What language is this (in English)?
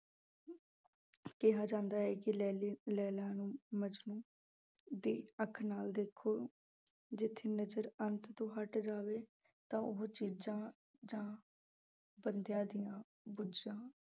Punjabi